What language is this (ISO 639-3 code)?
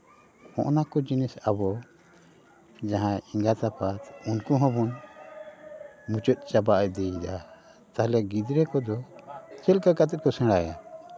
sat